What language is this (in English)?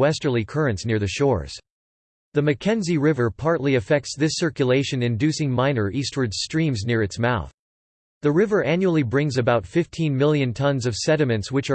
English